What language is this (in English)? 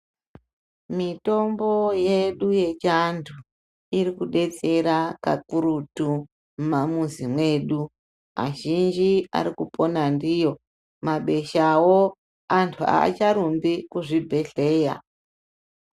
Ndau